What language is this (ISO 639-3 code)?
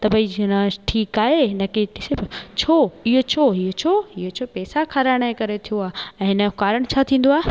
snd